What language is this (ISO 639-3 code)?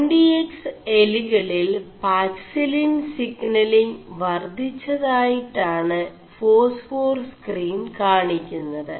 mal